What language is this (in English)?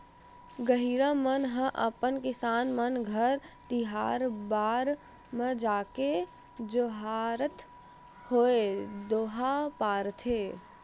Chhattisgarhi